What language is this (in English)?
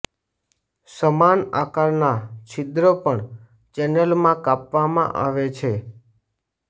Gujarati